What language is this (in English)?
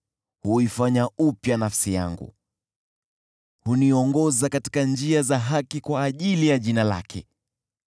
Swahili